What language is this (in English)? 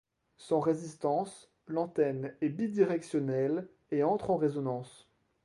French